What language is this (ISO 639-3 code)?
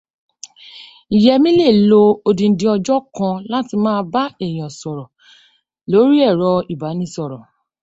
yor